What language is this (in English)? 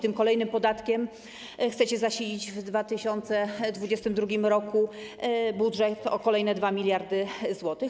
Polish